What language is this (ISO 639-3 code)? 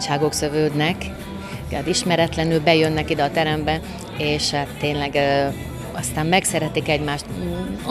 hun